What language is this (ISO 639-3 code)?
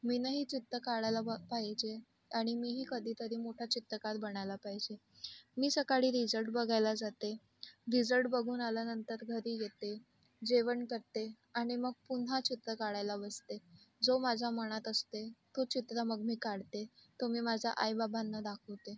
mar